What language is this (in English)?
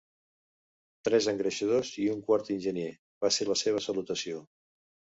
Catalan